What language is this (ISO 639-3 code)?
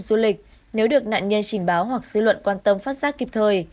vie